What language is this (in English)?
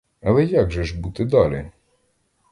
Ukrainian